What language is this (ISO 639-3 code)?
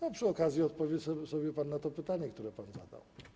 pol